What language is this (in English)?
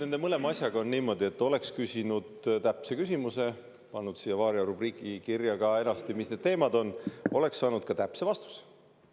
Estonian